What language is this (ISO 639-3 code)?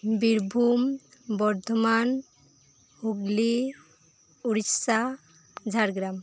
sat